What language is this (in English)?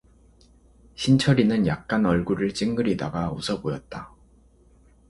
Korean